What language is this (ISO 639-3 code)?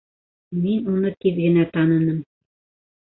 bak